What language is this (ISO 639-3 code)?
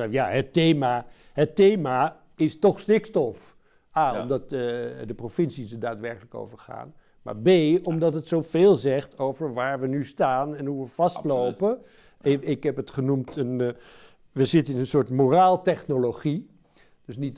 nld